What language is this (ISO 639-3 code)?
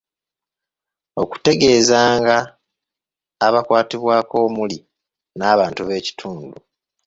lug